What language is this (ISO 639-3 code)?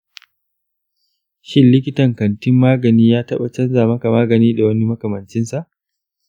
hau